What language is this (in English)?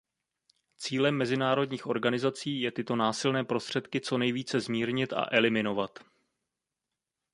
Czech